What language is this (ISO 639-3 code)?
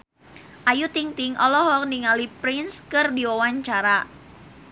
sun